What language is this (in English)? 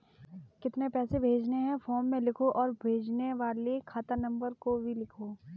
Hindi